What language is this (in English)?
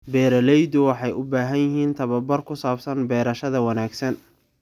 Somali